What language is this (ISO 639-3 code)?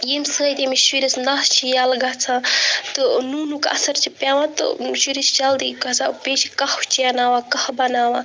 kas